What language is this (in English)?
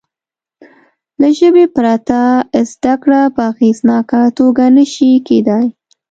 Pashto